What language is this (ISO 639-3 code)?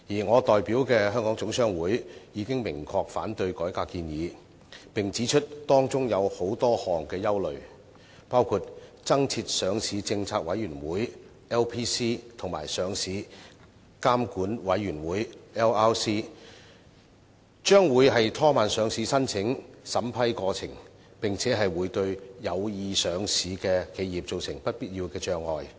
yue